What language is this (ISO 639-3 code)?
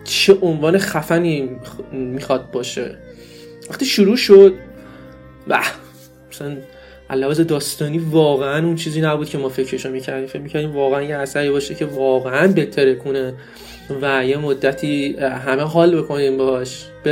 fas